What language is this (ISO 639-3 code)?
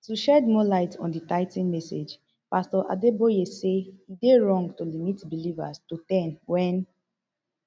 pcm